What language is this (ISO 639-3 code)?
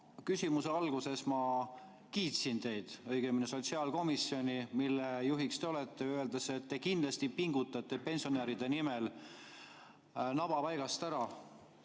est